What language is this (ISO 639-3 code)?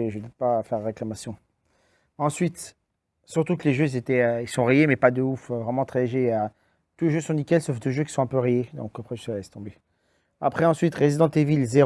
fra